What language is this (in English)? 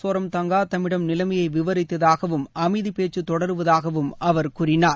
Tamil